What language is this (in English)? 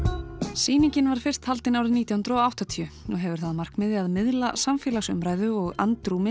Icelandic